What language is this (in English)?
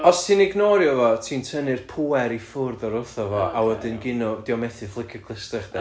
Welsh